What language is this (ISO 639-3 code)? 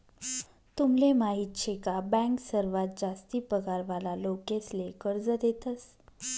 mar